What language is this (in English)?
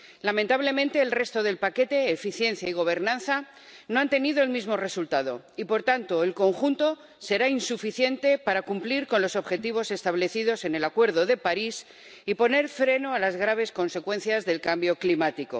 Spanish